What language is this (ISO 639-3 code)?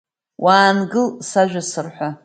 abk